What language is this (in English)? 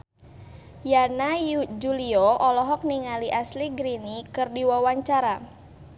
Sundanese